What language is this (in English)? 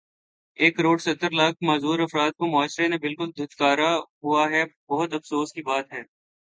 Urdu